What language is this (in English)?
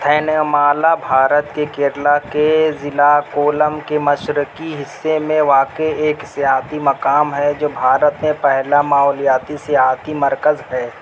Urdu